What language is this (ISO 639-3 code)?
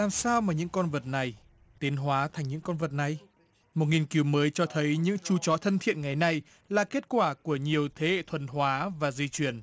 vie